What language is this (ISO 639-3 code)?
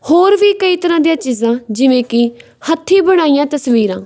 pan